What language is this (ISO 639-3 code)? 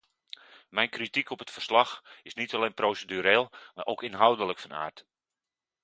nld